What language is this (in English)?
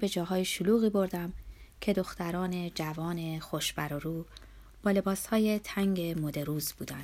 Persian